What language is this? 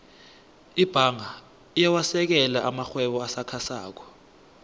South Ndebele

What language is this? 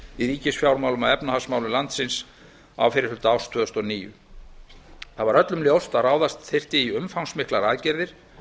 Icelandic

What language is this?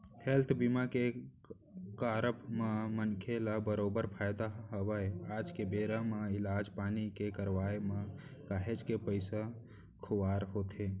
Chhattisgarhi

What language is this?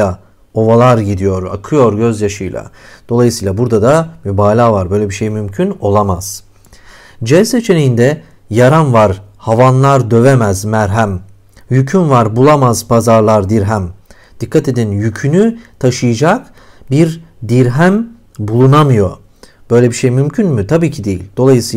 Turkish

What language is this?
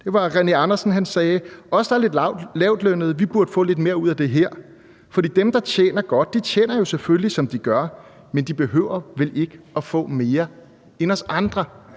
Danish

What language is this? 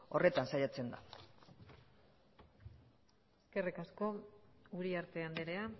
Basque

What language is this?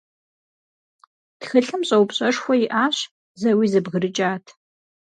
Kabardian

